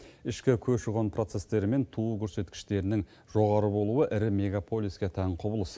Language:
Kazakh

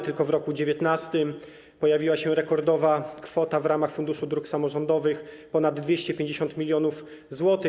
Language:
Polish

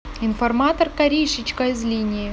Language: Russian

